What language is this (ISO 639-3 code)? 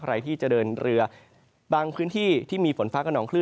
tha